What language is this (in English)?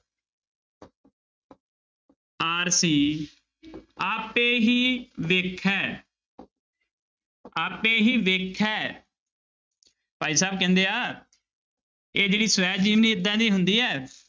Punjabi